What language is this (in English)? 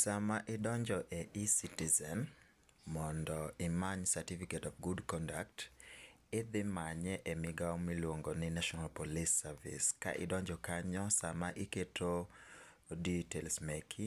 Luo (Kenya and Tanzania)